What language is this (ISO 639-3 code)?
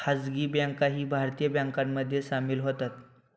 mar